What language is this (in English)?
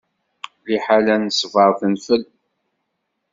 Kabyle